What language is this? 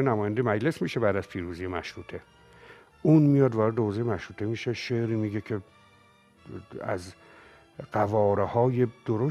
Persian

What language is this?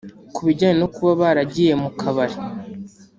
Kinyarwanda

